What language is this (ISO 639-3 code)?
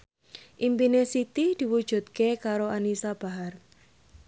jav